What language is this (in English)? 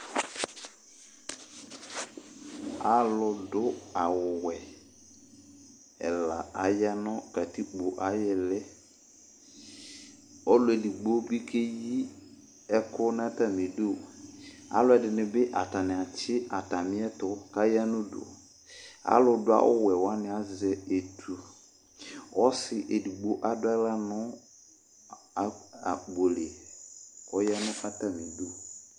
Ikposo